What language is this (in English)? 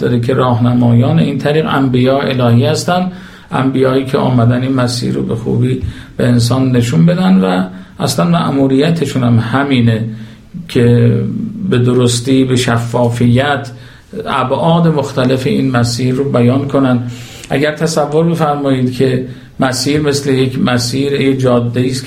Persian